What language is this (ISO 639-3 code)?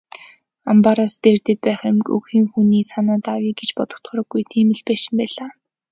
mon